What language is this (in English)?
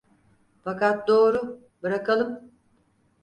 Turkish